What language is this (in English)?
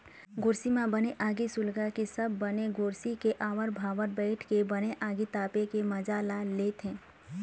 Chhattisgarhi